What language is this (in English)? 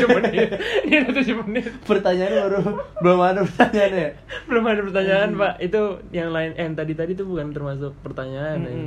Indonesian